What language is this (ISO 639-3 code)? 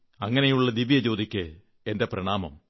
mal